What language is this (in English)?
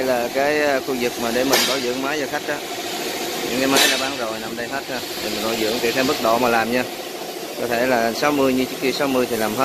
Vietnamese